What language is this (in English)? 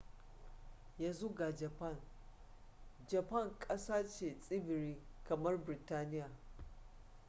Hausa